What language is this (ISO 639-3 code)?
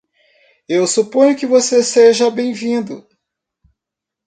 por